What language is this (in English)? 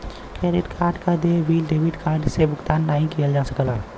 Bhojpuri